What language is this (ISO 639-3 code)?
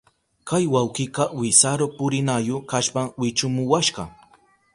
qup